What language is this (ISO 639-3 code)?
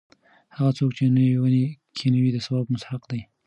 pus